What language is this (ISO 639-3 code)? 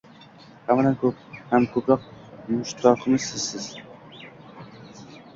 uzb